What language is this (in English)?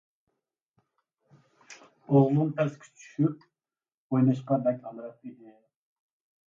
Uyghur